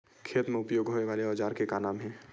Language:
Chhattisgarhi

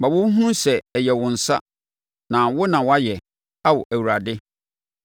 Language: Akan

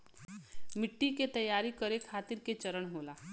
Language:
Bhojpuri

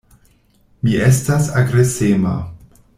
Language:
Esperanto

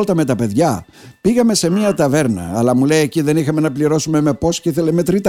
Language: Greek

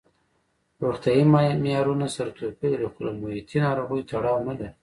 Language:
Pashto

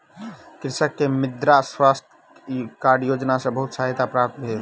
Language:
Maithili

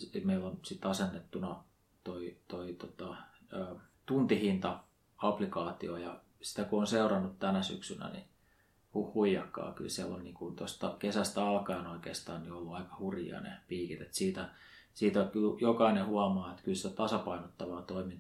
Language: Finnish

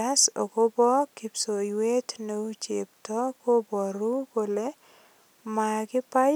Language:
Kalenjin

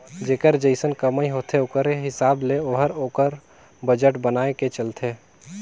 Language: Chhattisgarhi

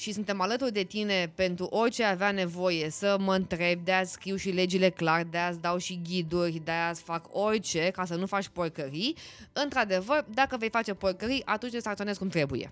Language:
Romanian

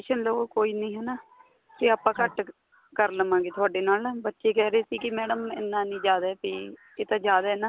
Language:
Punjabi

